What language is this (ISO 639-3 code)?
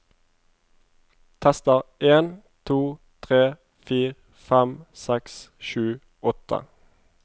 nor